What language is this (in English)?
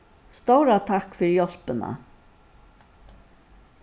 Faroese